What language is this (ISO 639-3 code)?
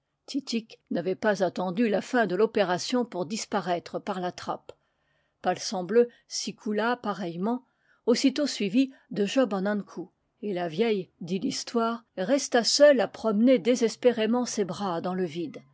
fra